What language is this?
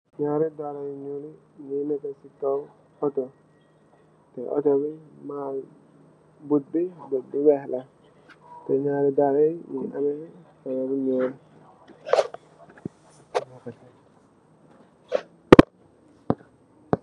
Wolof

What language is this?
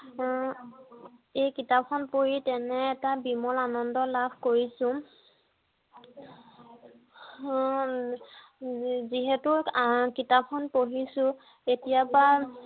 Assamese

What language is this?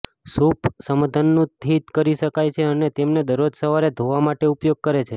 Gujarati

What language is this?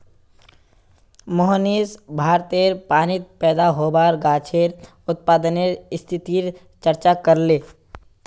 Magahi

